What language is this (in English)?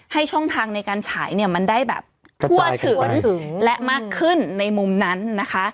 Thai